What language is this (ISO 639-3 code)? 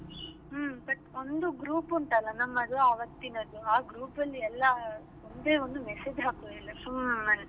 kan